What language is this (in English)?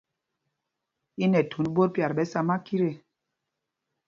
Mpumpong